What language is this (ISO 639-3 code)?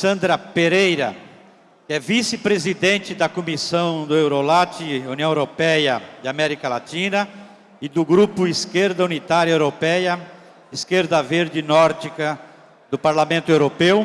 por